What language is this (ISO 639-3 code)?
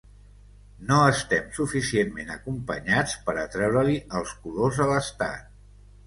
cat